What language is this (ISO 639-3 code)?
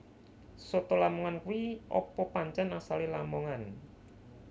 jav